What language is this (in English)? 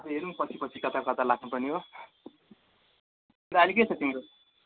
Nepali